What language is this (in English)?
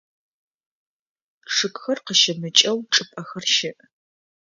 Adyghe